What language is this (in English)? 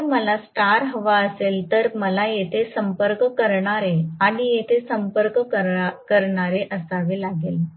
Marathi